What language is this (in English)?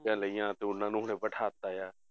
Punjabi